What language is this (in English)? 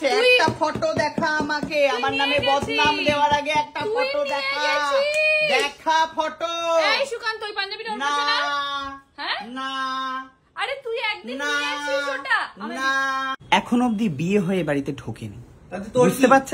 Bangla